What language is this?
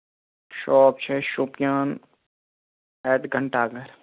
Kashmiri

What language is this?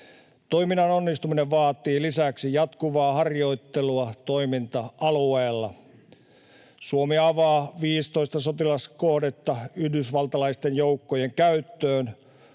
Finnish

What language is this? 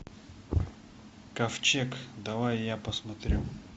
Russian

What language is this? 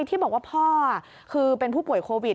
Thai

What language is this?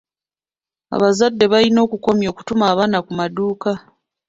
Ganda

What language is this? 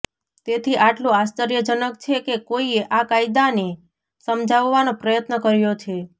Gujarati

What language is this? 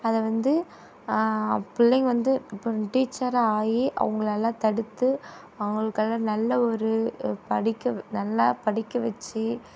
Tamil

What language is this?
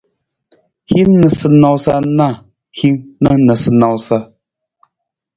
Nawdm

